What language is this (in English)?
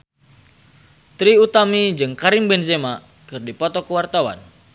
Sundanese